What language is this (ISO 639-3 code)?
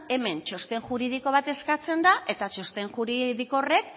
eus